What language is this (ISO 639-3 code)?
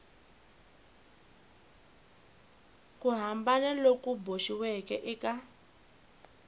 tso